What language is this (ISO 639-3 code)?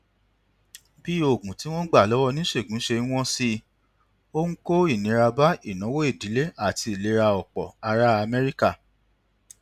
yor